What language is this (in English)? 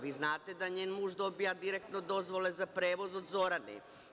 Serbian